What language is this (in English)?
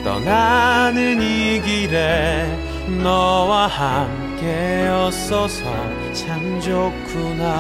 Korean